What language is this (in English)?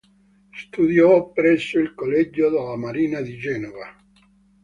Italian